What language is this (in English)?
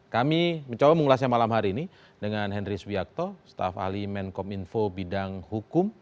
Indonesian